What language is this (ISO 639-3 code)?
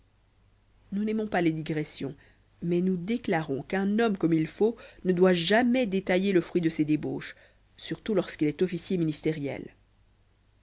fra